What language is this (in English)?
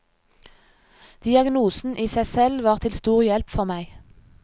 Norwegian